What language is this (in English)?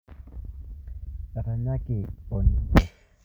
Masai